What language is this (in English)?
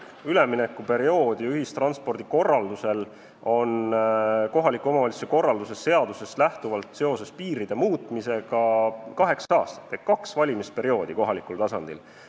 Estonian